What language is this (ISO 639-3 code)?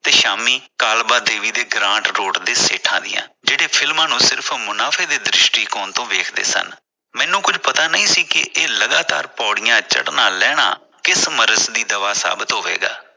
pan